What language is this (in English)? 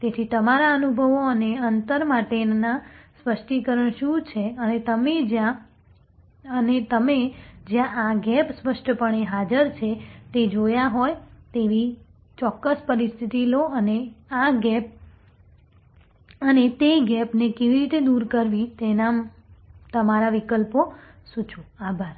Gujarati